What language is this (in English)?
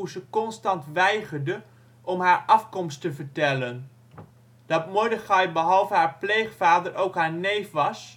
Dutch